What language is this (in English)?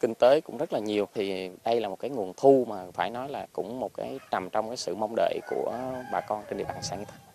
Vietnamese